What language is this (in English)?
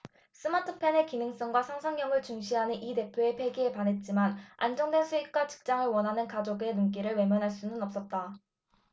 Korean